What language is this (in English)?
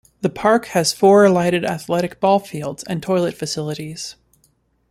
English